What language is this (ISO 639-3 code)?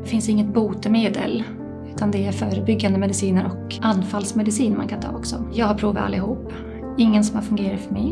swe